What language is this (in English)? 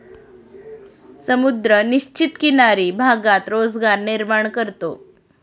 Marathi